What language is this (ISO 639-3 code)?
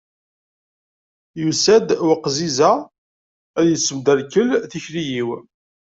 kab